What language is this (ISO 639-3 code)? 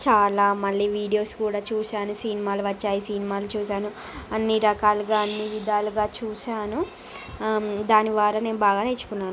tel